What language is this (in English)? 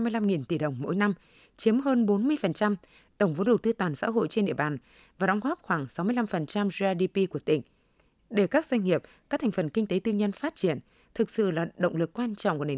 Vietnamese